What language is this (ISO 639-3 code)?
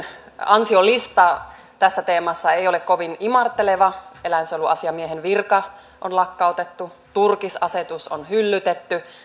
fin